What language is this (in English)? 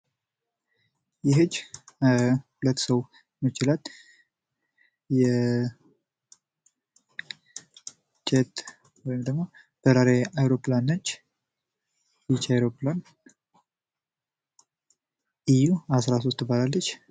Amharic